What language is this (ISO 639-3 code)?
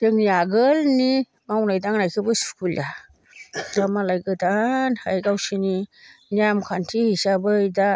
brx